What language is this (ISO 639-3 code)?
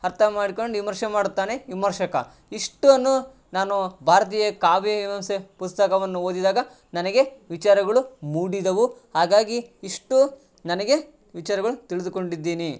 kan